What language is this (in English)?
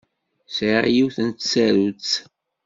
Kabyle